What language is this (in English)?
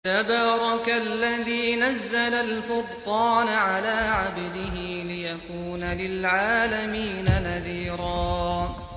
Arabic